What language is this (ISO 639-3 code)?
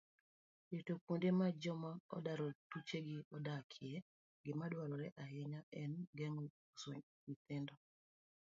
luo